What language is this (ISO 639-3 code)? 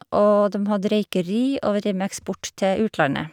nor